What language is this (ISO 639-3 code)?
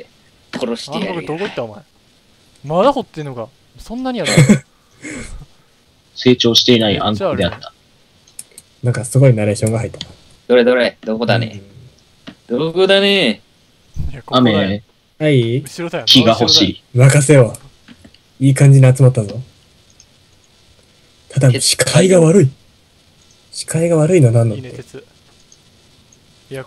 jpn